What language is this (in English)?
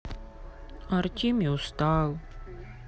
Russian